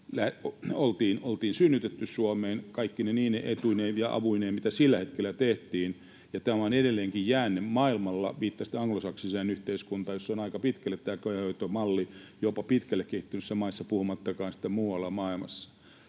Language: Finnish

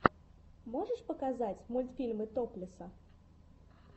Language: Russian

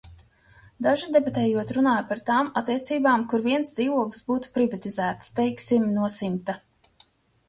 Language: Latvian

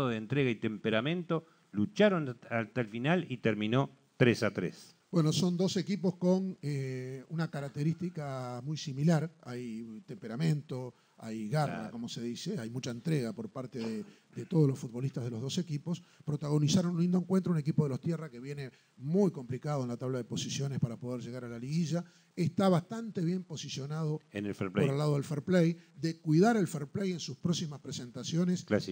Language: Spanish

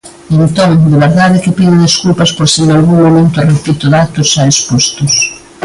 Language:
Galician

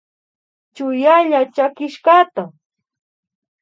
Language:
Imbabura Highland Quichua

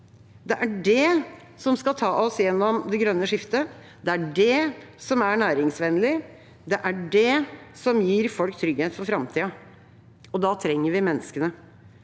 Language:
Norwegian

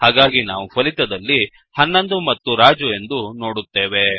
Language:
Kannada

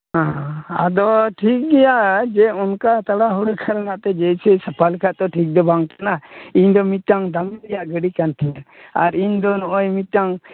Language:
Santali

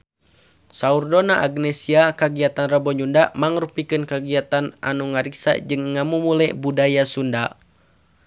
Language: Sundanese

